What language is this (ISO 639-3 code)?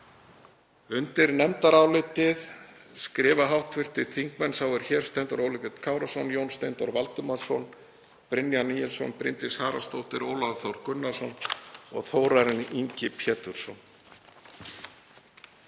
isl